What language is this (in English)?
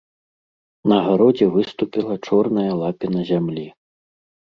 Belarusian